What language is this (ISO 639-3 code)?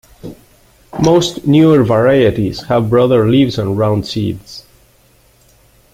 eng